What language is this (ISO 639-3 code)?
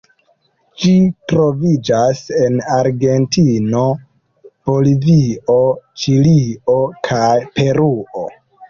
epo